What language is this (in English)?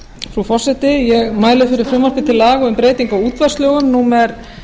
Icelandic